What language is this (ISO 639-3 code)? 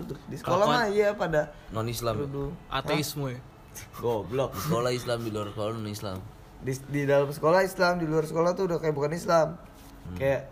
ind